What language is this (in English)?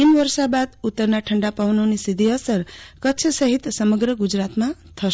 Gujarati